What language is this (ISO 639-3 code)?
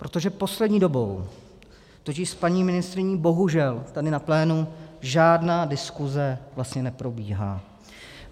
ces